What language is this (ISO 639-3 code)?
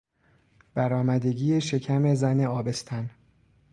fas